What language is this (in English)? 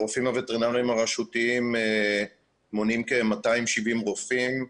Hebrew